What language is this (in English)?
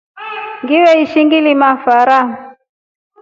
Rombo